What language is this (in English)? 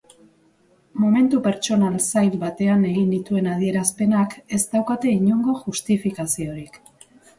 Basque